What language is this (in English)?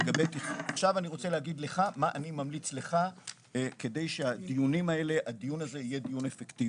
Hebrew